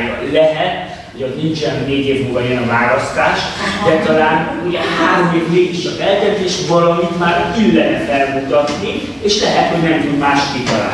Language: Hungarian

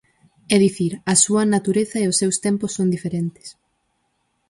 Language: Galician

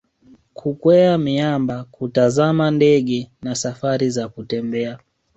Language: Swahili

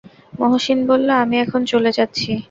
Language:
Bangla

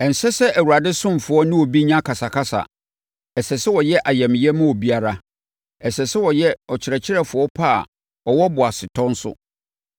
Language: Akan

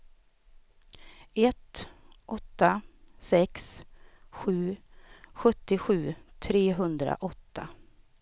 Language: Swedish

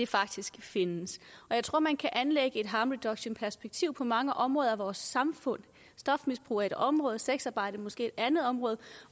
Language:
Danish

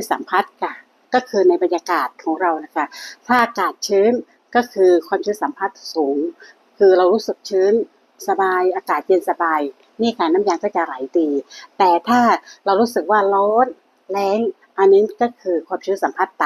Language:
Thai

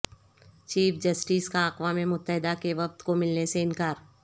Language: Urdu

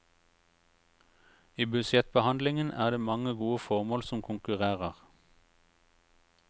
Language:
Norwegian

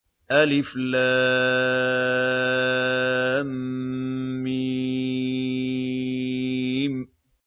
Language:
Arabic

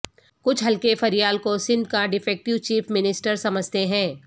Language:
Urdu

